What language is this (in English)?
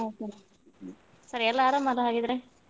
Kannada